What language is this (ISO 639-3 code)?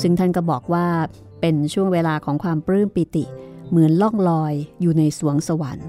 tha